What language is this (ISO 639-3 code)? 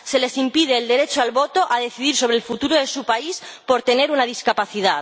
spa